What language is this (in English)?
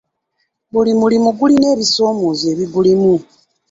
Ganda